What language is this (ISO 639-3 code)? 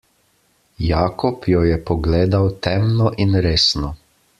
slv